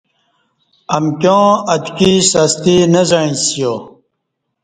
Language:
Kati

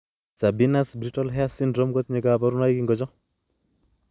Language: Kalenjin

